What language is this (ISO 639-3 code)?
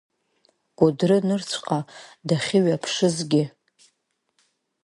abk